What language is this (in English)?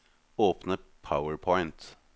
Norwegian